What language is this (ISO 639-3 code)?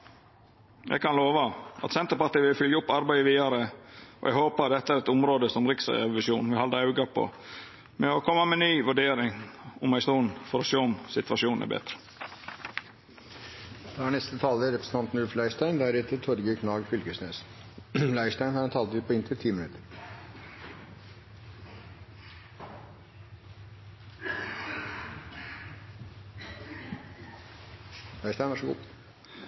nor